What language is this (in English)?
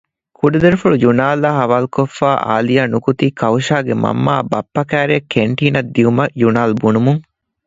Divehi